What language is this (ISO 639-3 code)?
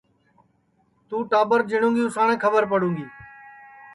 ssi